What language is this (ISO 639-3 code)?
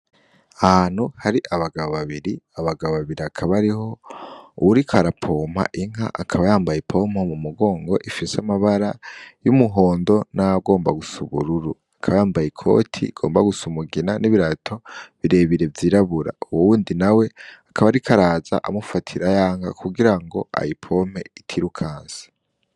run